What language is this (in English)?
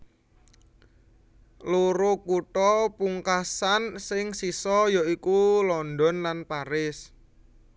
Javanese